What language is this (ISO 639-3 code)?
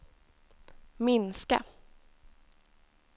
swe